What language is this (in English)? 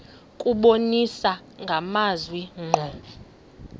Xhosa